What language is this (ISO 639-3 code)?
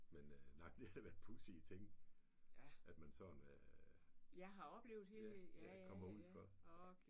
dan